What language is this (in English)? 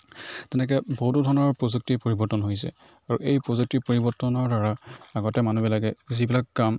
Assamese